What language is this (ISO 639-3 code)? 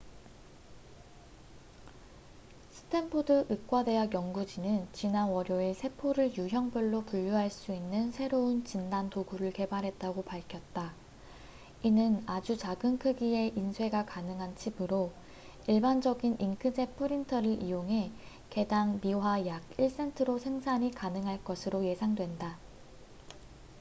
kor